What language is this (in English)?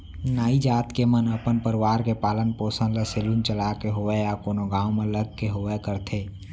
Chhattisgarhi